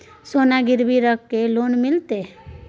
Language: Maithili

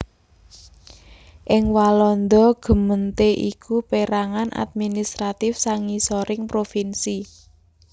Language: Javanese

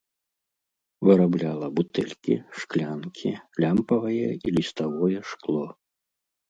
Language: Belarusian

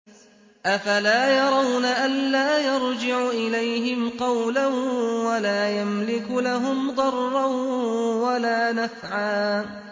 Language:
Arabic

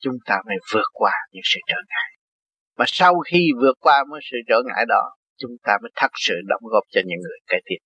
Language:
Vietnamese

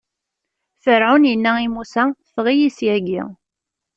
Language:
Kabyle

